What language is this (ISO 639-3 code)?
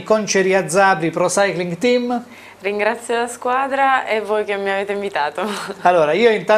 ita